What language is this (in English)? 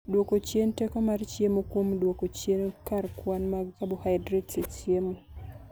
Luo (Kenya and Tanzania)